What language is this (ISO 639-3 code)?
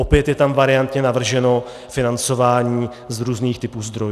ces